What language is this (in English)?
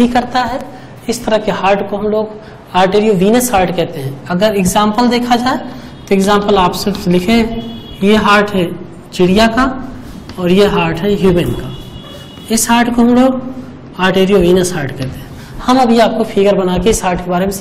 Hindi